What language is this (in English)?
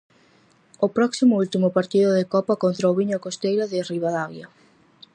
Galician